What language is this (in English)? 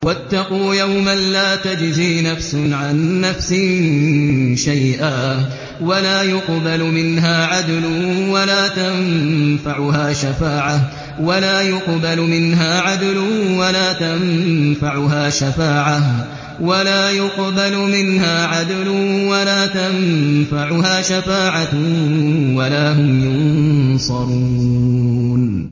Arabic